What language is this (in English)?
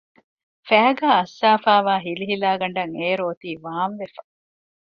Divehi